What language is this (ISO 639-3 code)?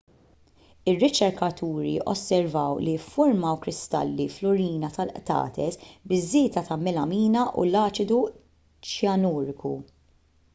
mlt